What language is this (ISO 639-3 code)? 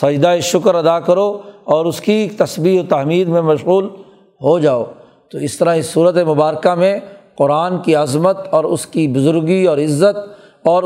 urd